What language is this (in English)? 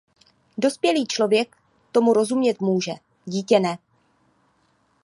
Czech